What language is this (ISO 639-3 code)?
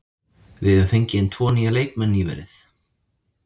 isl